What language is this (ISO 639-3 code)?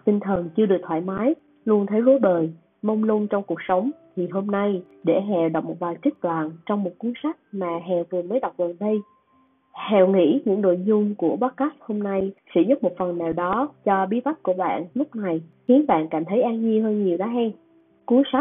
vie